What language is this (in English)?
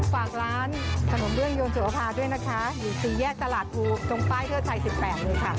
Thai